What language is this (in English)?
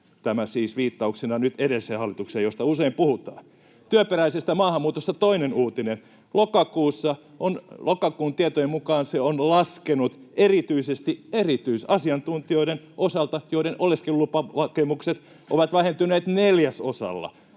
Finnish